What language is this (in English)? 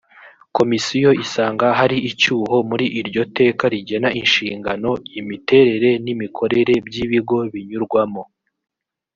Kinyarwanda